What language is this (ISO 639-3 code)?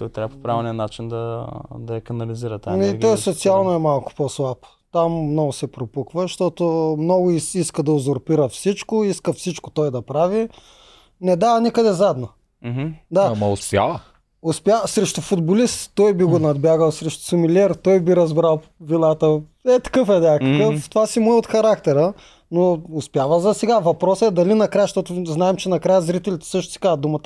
bul